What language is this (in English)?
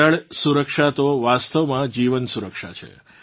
Gujarati